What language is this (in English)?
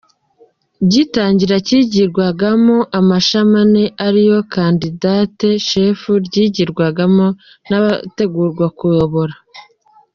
Kinyarwanda